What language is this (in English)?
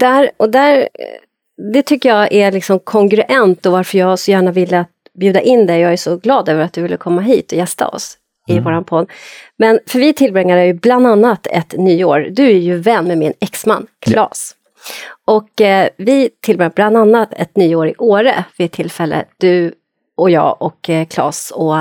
Swedish